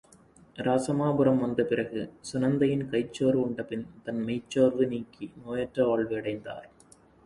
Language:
Tamil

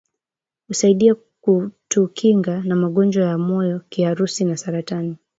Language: Swahili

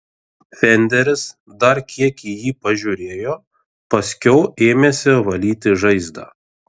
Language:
Lithuanian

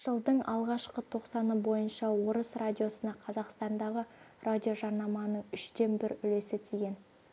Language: Kazakh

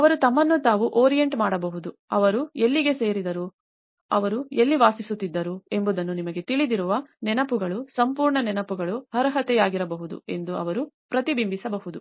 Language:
Kannada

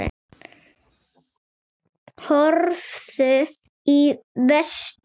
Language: Icelandic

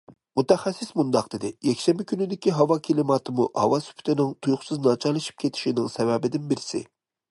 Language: Uyghur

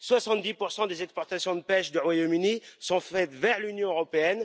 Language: French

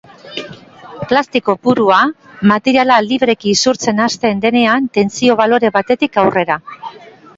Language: Basque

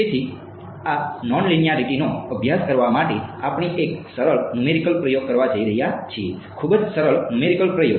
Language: Gujarati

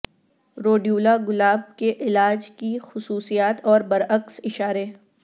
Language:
Urdu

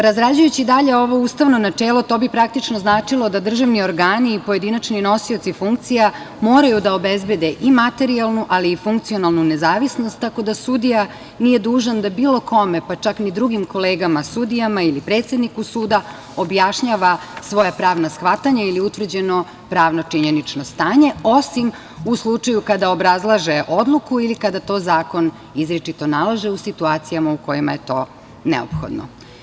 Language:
Serbian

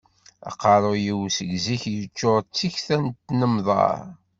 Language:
Kabyle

